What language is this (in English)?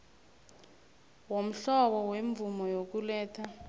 South Ndebele